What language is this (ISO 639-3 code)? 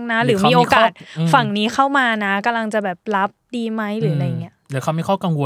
tha